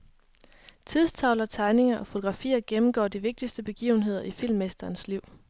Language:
Danish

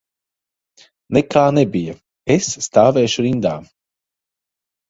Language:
Latvian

